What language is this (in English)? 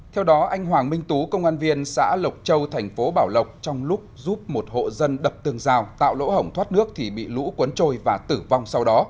Vietnamese